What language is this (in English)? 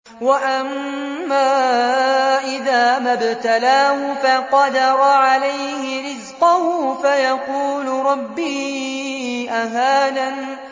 Arabic